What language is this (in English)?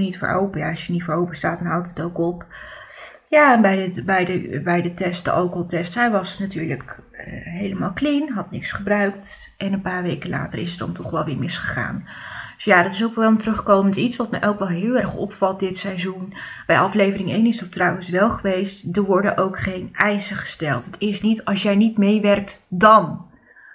Dutch